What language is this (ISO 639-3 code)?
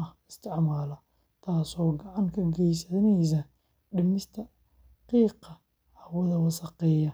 som